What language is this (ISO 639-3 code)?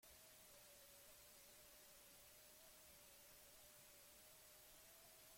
eus